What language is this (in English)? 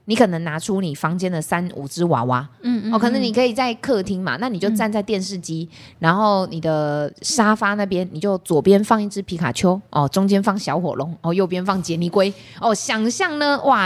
Chinese